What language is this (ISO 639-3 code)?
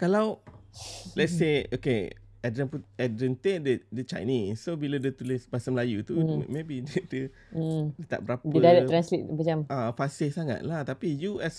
msa